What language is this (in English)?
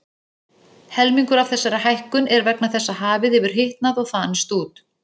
Icelandic